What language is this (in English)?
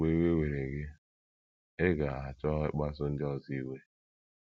Igbo